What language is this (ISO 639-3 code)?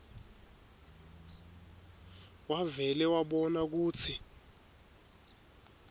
ssw